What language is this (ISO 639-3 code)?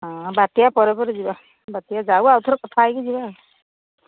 ori